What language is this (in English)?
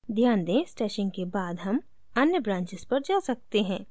Hindi